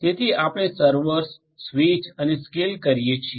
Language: Gujarati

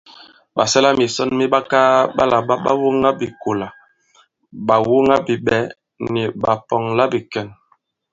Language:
Bankon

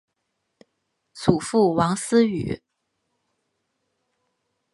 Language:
Chinese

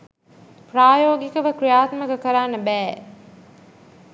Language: Sinhala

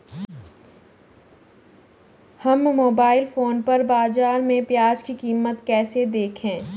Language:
Hindi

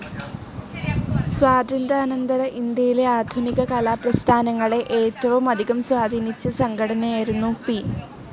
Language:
Malayalam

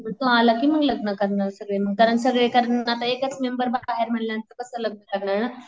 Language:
Marathi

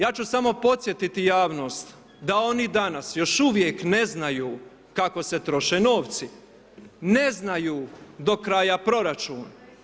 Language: Croatian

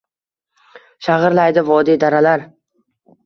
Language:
Uzbek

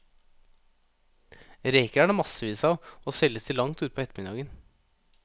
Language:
Norwegian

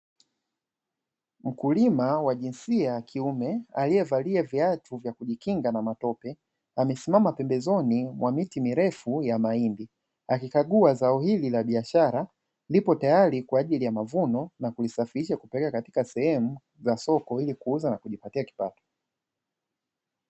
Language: Swahili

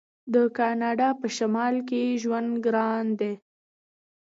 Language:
Pashto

